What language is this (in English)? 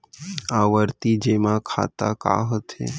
Chhattisgarhi